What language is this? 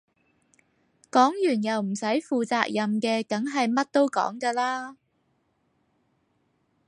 Cantonese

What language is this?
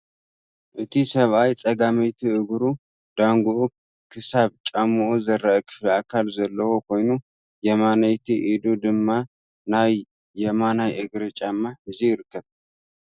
Tigrinya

